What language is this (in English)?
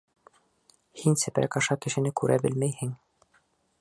Bashkir